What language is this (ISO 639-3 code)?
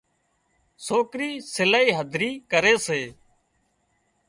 kxp